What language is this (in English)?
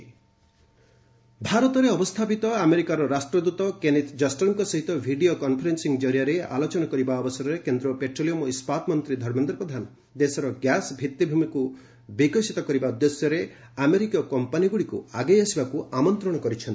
Odia